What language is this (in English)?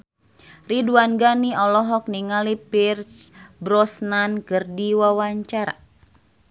Sundanese